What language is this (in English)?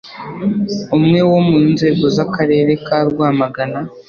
Kinyarwanda